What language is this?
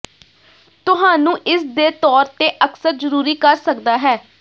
Punjabi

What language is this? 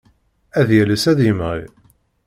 Kabyle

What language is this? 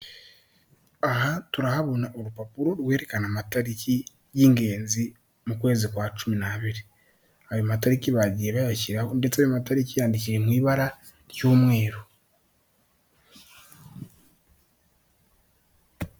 Kinyarwanda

